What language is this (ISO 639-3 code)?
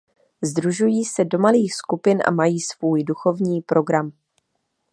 ces